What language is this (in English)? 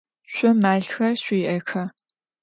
Adyghe